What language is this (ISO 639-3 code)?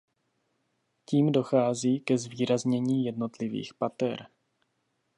ces